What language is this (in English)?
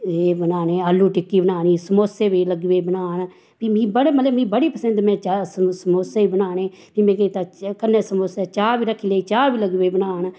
Dogri